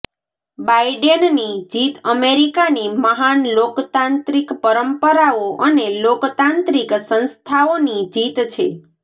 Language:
Gujarati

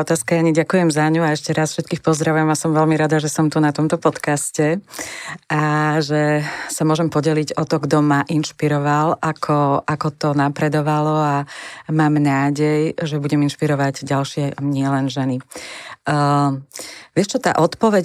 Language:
Slovak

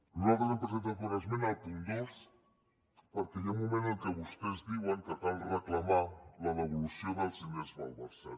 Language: Catalan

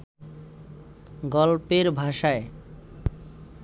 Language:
Bangla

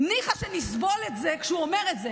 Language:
Hebrew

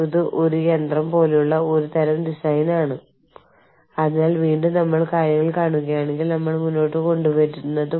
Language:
Malayalam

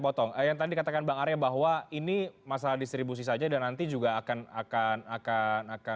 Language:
Indonesian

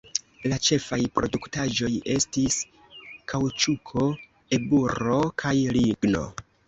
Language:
Esperanto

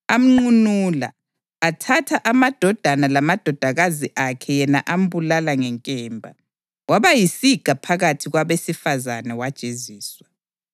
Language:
North Ndebele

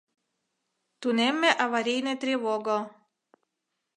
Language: Mari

